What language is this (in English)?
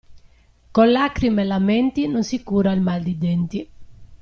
Italian